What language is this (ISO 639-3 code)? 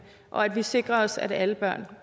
dan